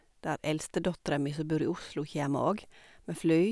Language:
Norwegian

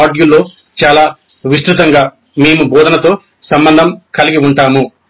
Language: Telugu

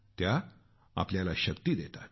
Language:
Marathi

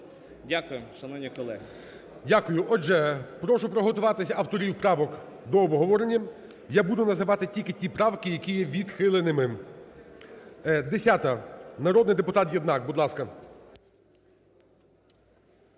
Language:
Ukrainian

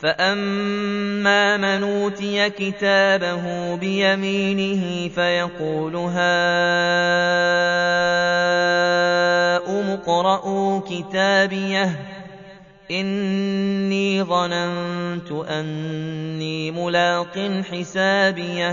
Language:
Arabic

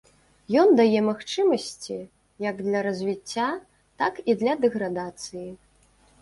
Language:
Belarusian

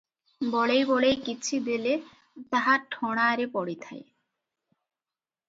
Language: Odia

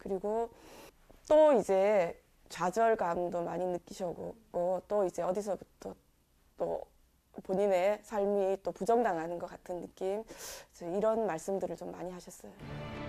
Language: Korean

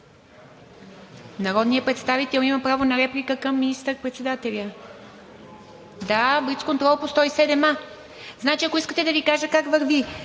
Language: Bulgarian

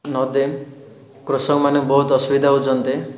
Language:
Odia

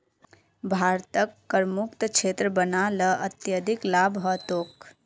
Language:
Magahi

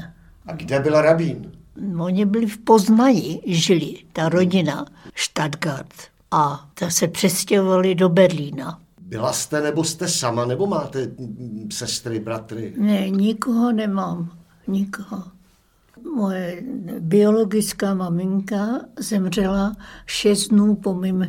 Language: Czech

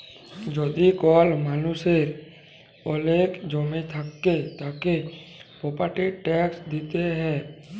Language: Bangla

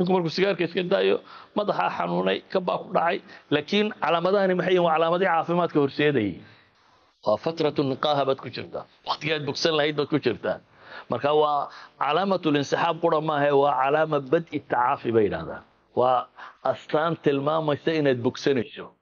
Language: Arabic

